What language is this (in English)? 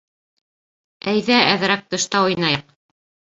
Bashkir